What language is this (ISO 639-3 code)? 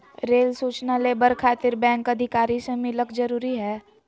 mag